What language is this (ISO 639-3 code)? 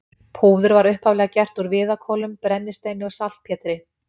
isl